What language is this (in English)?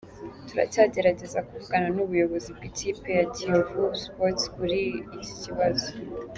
Kinyarwanda